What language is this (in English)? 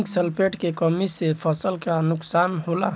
Bhojpuri